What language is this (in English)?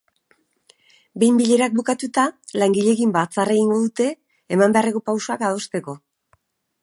Basque